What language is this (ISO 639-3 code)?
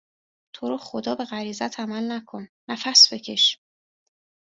fas